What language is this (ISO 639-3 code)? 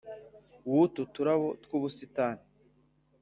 kin